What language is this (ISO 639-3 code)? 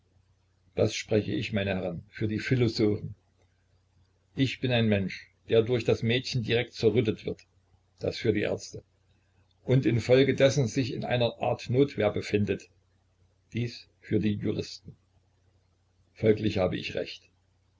deu